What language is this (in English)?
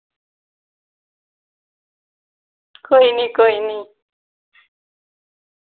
Dogri